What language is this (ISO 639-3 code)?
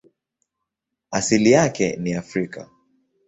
swa